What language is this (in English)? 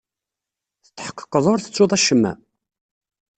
Kabyle